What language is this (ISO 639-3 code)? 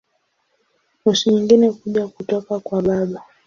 swa